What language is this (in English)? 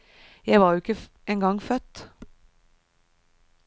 Norwegian